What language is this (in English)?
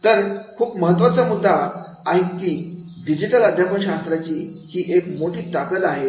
Marathi